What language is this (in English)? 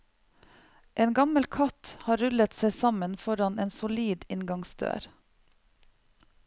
Norwegian